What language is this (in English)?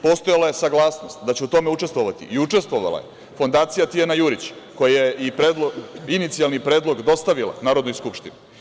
Serbian